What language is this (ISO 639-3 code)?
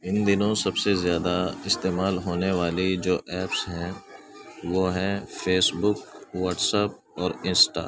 urd